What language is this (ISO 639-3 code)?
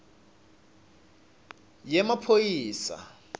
ssw